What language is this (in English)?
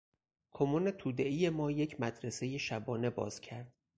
Persian